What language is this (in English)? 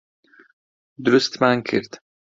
Central Kurdish